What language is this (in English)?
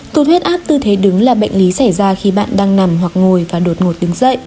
Vietnamese